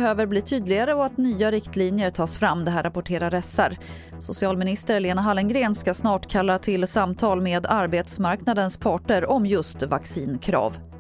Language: Swedish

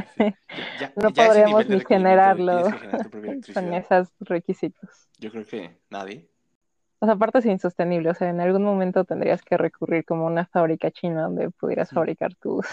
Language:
Spanish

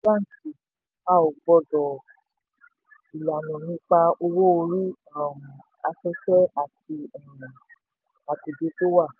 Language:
Yoruba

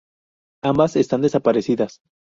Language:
Spanish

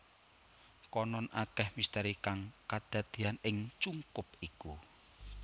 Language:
Javanese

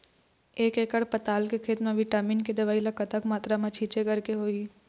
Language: Chhattisgarhi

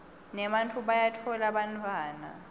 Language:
Swati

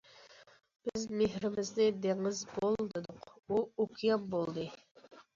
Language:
Uyghur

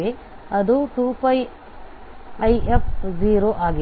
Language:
Kannada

